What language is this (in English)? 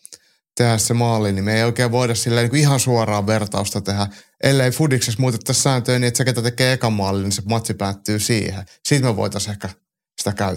Finnish